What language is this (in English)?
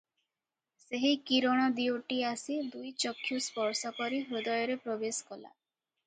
Odia